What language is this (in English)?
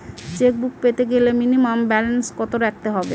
Bangla